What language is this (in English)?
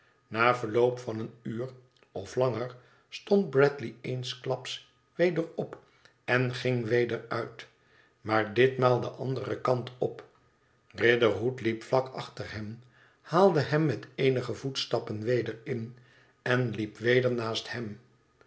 Dutch